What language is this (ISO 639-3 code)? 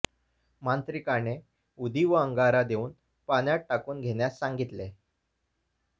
mar